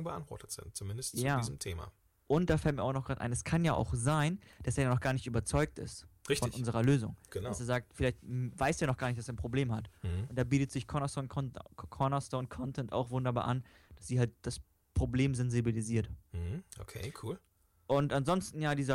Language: German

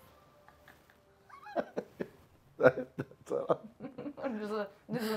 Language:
Norwegian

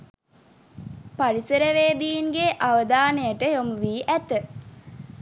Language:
Sinhala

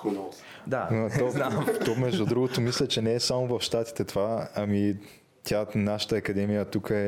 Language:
Bulgarian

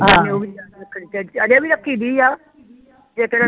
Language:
Punjabi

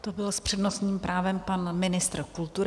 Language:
Czech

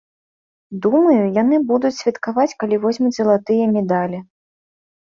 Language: Belarusian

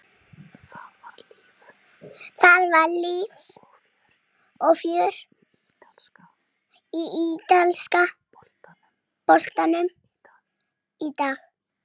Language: Icelandic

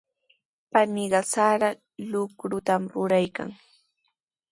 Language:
Sihuas Ancash Quechua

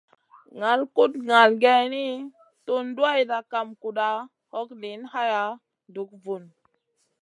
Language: Masana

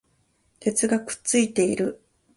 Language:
Japanese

